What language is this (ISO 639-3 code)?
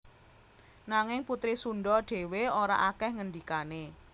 jav